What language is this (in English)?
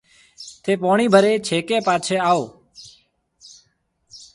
Marwari (Pakistan)